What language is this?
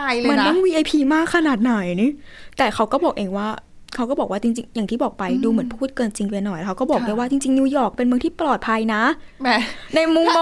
Thai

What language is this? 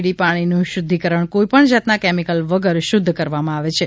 Gujarati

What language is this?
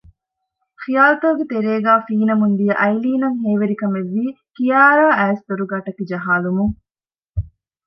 Divehi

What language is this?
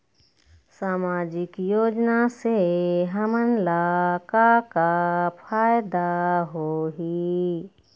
Chhattisgarhi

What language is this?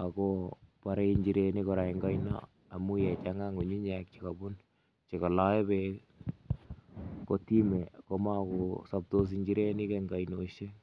Kalenjin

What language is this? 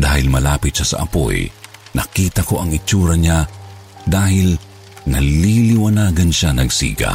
Filipino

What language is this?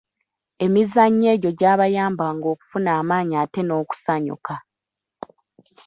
Ganda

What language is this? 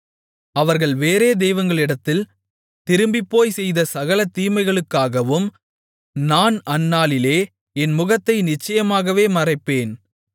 Tamil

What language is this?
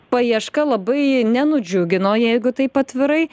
Lithuanian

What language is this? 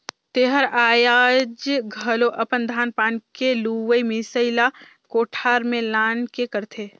Chhattisgarhi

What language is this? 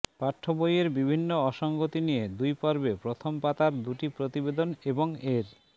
Bangla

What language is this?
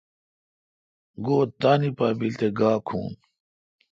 Kalkoti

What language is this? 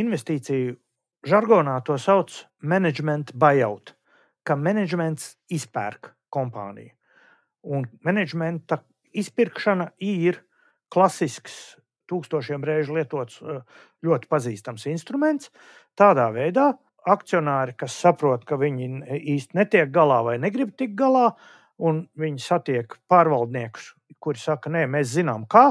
Latvian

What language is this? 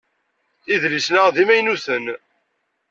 Kabyle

